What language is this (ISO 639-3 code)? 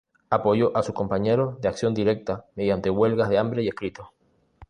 spa